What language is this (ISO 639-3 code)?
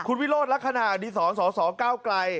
tha